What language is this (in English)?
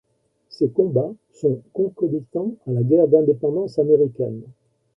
French